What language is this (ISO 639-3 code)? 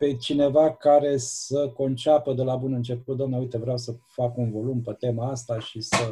ron